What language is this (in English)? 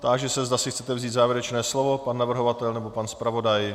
Czech